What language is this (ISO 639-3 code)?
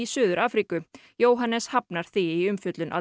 isl